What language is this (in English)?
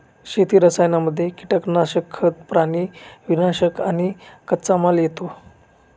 Marathi